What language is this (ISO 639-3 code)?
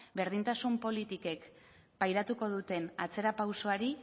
eus